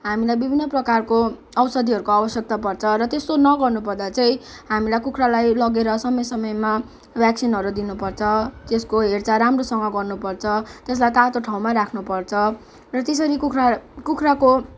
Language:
Nepali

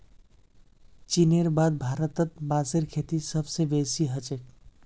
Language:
Magahi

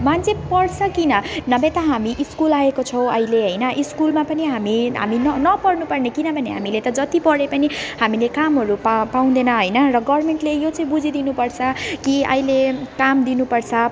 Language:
Nepali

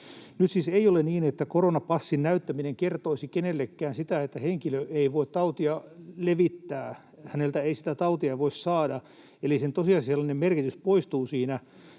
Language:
Finnish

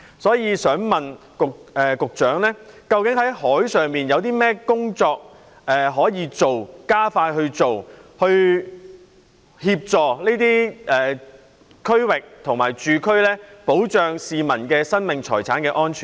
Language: Cantonese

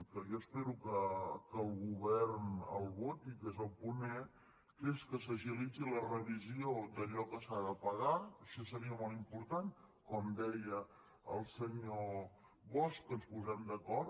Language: Catalan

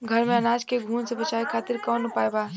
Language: Bhojpuri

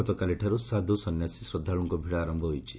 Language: Odia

